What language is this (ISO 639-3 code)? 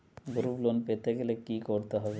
ben